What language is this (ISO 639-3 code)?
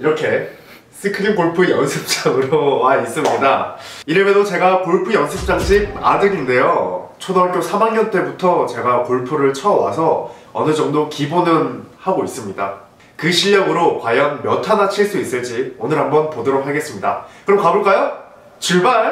kor